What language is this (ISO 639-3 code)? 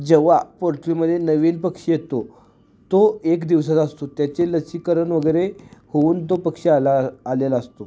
mar